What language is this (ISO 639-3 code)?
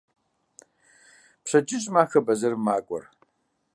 kbd